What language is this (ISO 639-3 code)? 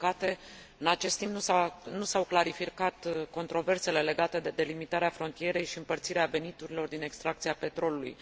ron